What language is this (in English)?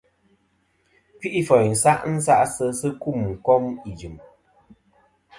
Kom